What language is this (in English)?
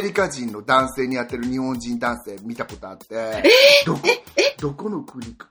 Japanese